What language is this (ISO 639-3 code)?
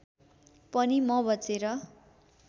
nep